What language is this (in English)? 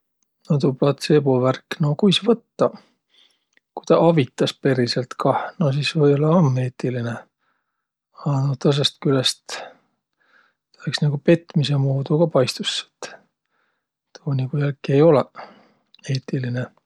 Võro